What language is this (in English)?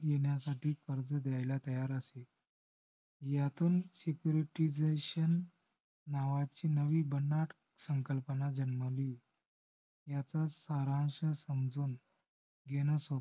Marathi